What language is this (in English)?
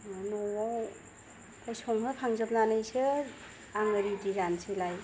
Bodo